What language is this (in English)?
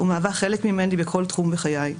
Hebrew